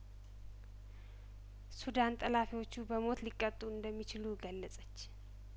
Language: Amharic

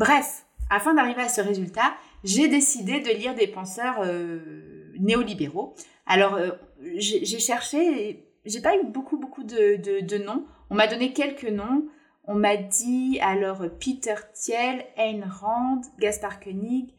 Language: French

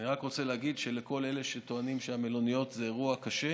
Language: Hebrew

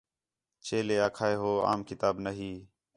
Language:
Khetrani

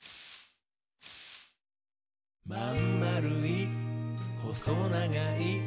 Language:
Japanese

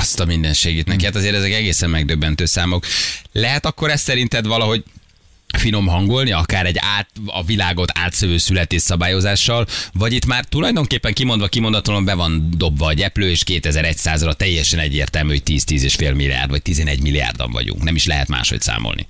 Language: Hungarian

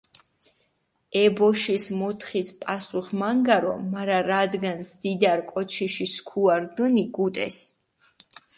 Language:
Mingrelian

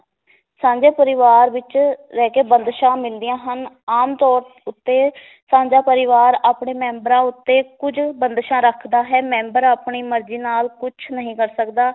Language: Punjabi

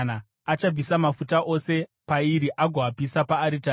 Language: Shona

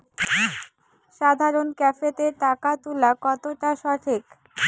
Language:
Bangla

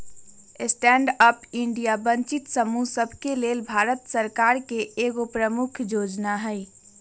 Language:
Magahi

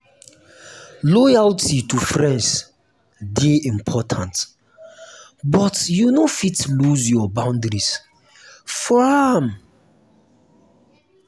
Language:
Nigerian Pidgin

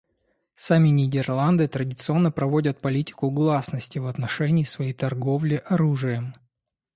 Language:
Russian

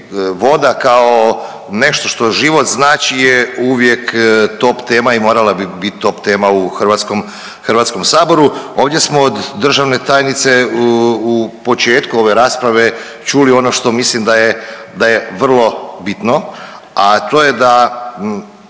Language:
Croatian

